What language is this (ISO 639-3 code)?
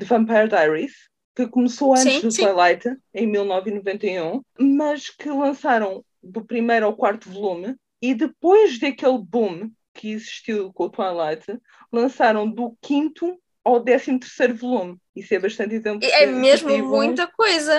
por